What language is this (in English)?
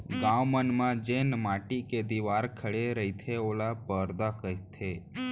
Chhattisgarhi